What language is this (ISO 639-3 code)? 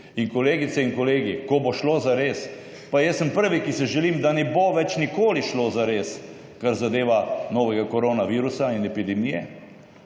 slv